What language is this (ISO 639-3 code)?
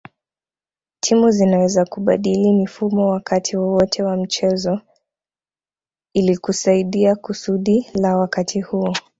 swa